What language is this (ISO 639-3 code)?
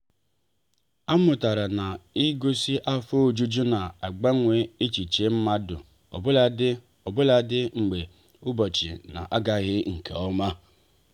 ibo